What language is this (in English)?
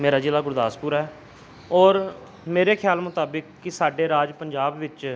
Punjabi